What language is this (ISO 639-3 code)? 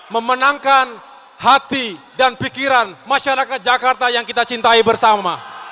ind